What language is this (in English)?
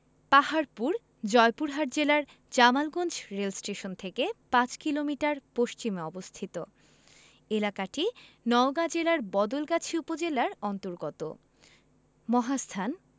Bangla